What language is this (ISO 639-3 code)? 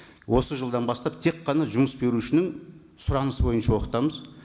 kaz